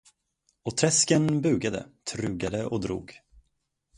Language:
Swedish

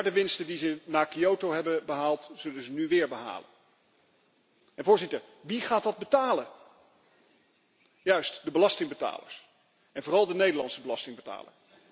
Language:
Dutch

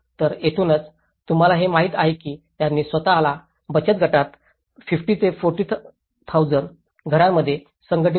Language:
Marathi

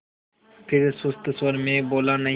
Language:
Hindi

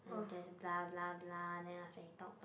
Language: English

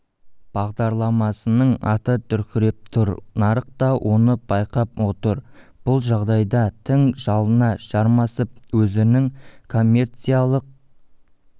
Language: Kazakh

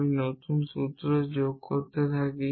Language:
Bangla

